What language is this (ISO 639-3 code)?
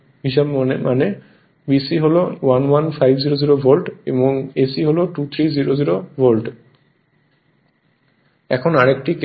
ben